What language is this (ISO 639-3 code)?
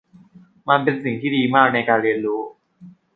tha